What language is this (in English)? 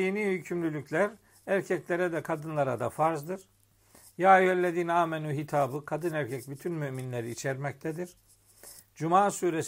Turkish